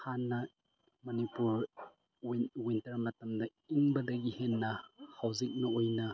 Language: Manipuri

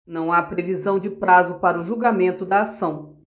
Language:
Portuguese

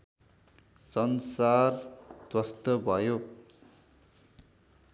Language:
Nepali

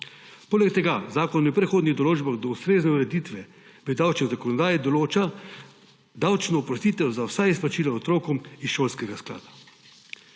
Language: Slovenian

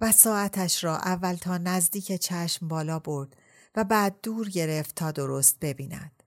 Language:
Persian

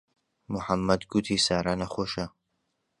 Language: Central Kurdish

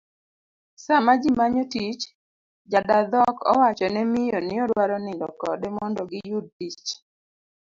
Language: Luo (Kenya and Tanzania)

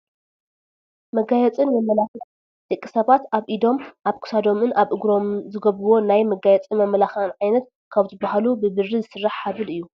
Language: Tigrinya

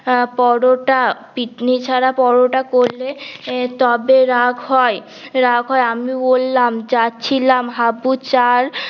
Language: Bangla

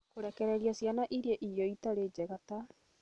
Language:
Kikuyu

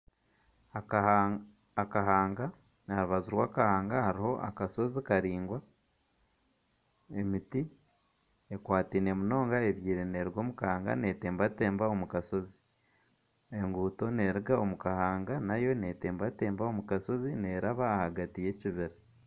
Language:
Nyankole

